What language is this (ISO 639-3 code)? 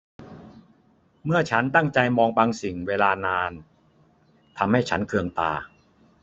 tha